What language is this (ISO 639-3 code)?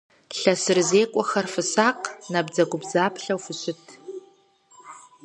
kbd